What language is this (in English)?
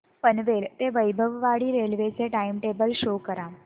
Marathi